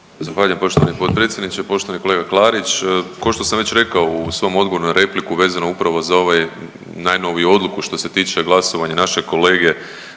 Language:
Croatian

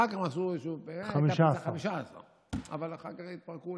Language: Hebrew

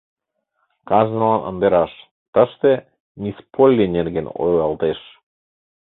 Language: Mari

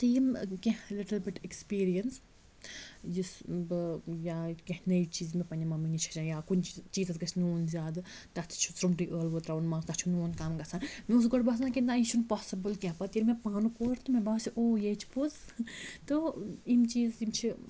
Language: Kashmiri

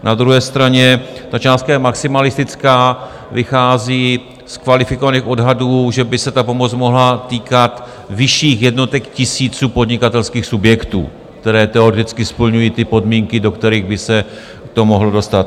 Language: Czech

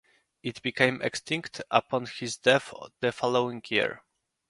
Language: English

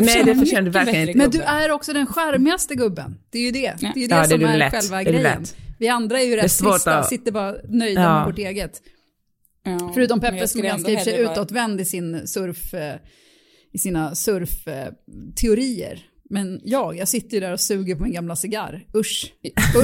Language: Swedish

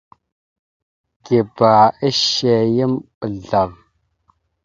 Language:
Mada (Cameroon)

